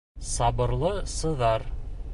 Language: Bashkir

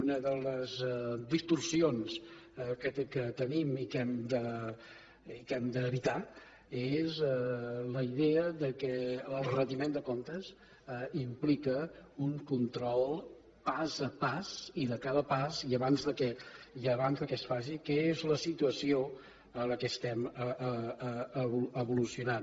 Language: Catalan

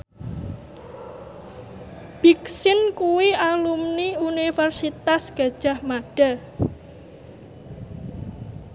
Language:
Javanese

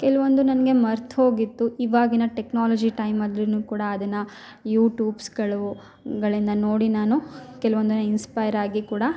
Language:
Kannada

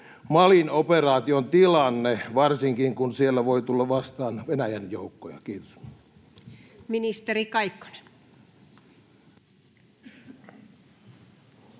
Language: Finnish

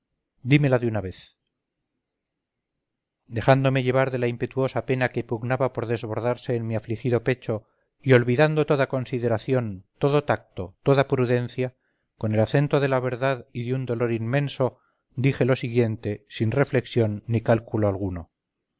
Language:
Spanish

